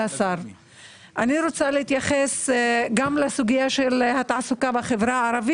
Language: Hebrew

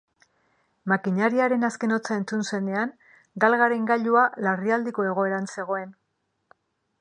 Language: Basque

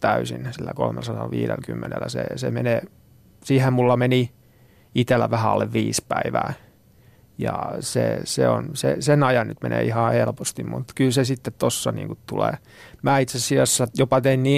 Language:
Finnish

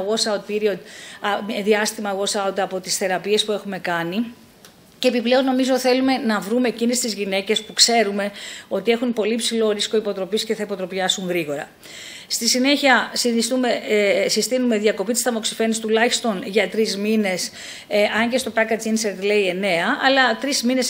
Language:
Greek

